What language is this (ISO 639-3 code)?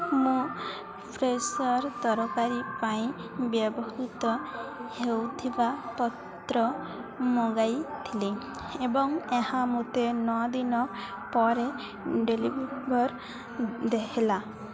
ori